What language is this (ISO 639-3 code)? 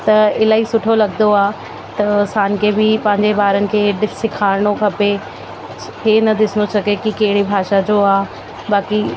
snd